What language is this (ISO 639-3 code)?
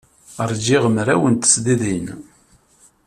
kab